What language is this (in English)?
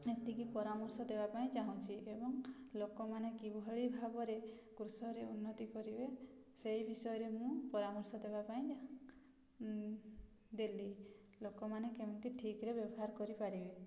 Odia